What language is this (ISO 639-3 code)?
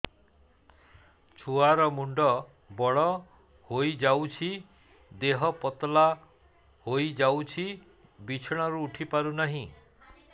ori